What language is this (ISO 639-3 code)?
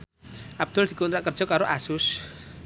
jav